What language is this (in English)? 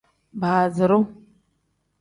Tem